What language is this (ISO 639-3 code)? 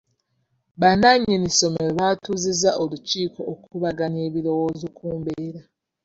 lug